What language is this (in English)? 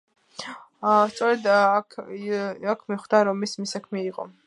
Georgian